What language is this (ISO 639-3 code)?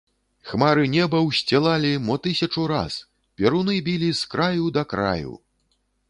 bel